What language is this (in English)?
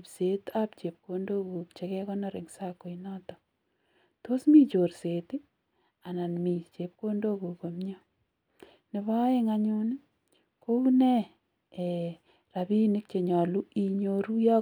Kalenjin